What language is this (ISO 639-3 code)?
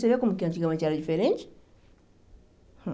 por